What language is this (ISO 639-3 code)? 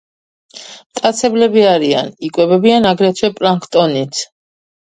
kat